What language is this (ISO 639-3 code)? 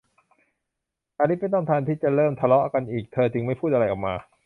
tha